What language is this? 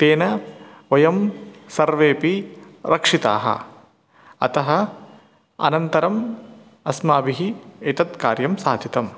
Sanskrit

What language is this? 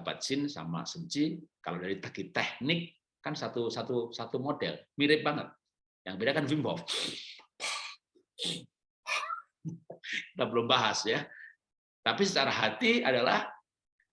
Indonesian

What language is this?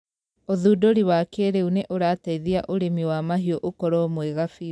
Kikuyu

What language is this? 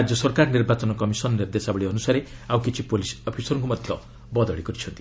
Odia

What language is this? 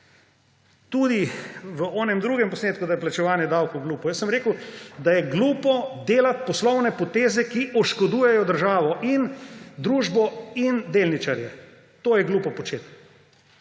Slovenian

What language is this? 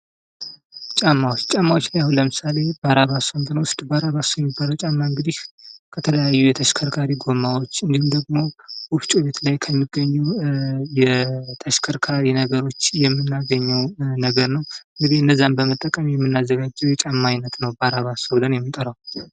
Amharic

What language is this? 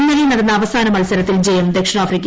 Malayalam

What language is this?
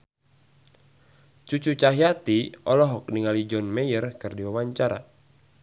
Sundanese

